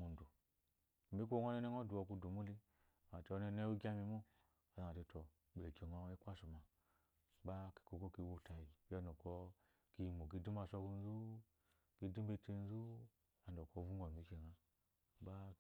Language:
Eloyi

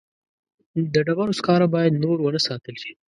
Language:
Pashto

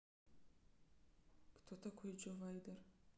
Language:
Russian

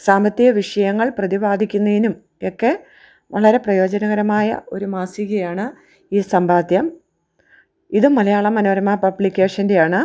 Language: Malayalam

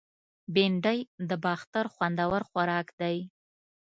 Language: Pashto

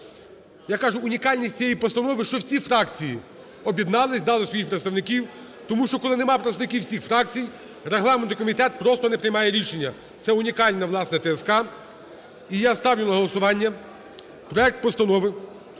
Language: Ukrainian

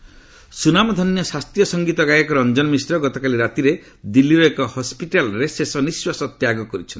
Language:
Odia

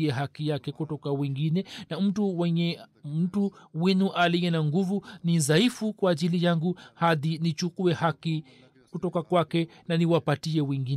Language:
Swahili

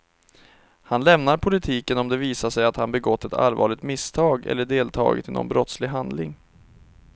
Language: Swedish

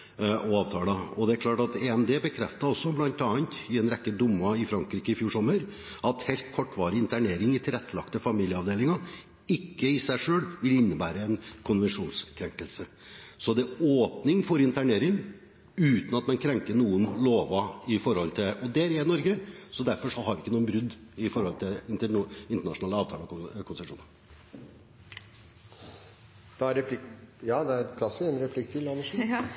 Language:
Norwegian Bokmål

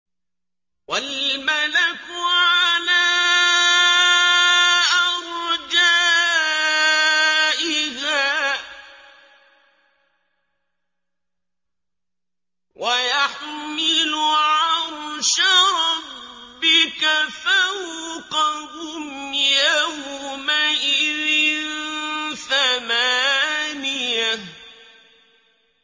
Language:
Arabic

